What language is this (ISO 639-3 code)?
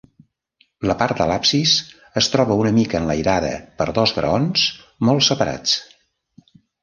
cat